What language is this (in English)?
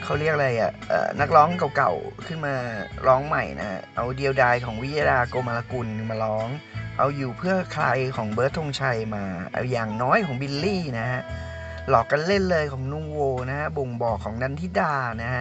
Thai